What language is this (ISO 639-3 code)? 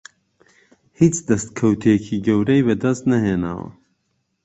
ckb